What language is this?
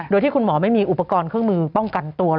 Thai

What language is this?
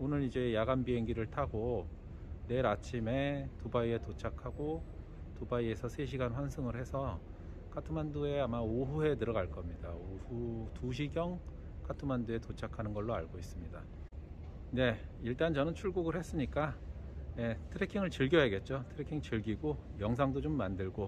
Korean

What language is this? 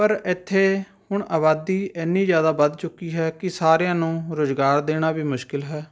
Punjabi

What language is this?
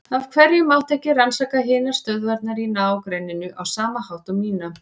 Icelandic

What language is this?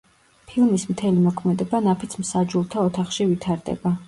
Georgian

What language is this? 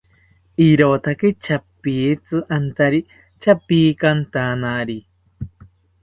South Ucayali Ashéninka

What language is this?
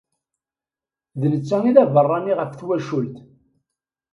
Kabyle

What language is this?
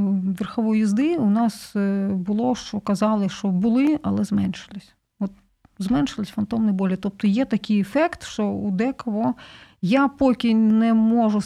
Ukrainian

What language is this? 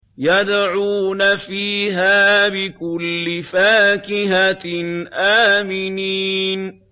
Arabic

